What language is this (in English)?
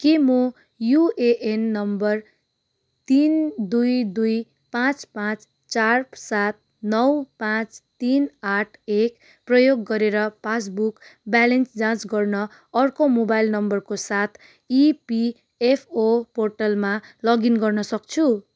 Nepali